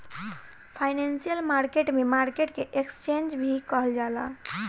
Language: Bhojpuri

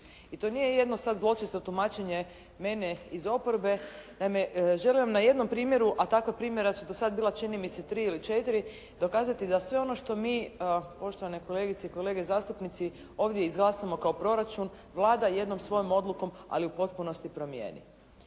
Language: Croatian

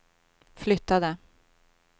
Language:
Swedish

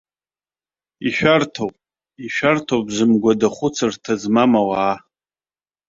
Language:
Abkhazian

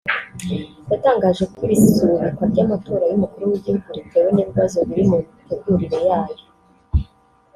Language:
Kinyarwanda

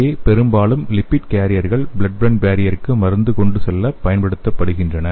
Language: Tamil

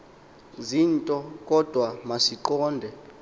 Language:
Xhosa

